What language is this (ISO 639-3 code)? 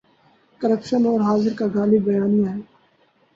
urd